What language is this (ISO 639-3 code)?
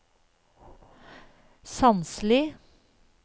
nor